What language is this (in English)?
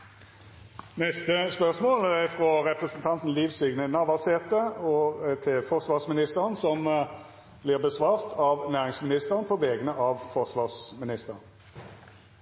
Norwegian Nynorsk